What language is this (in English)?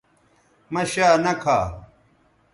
Bateri